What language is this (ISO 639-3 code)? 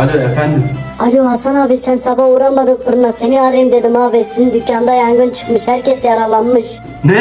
tur